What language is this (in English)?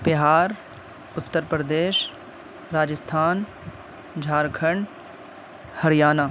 Urdu